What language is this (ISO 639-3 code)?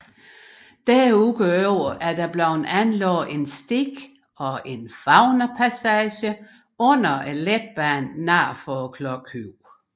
dan